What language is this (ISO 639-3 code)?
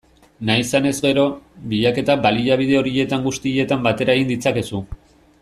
eus